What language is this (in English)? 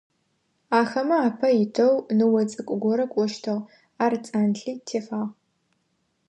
Adyghe